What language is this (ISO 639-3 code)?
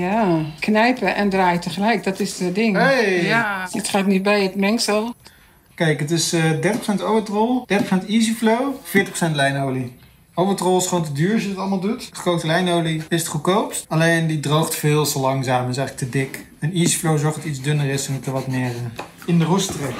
nld